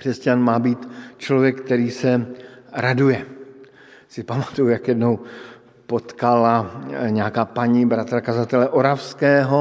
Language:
Czech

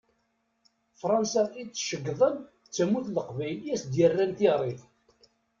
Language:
Kabyle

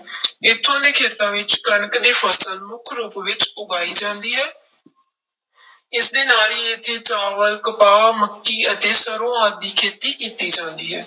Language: Punjabi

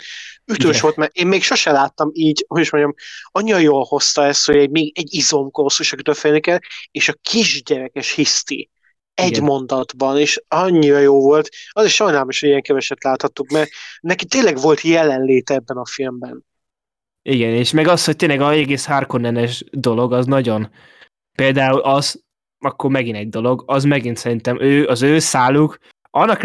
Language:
Hungarian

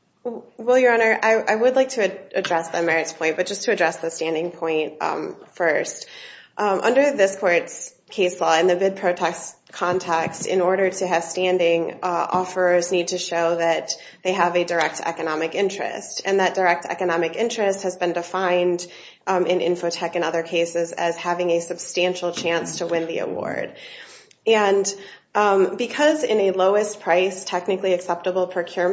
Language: English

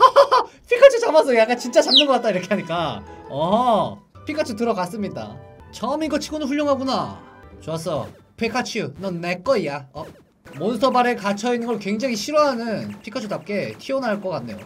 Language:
Korean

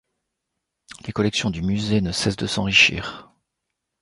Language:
French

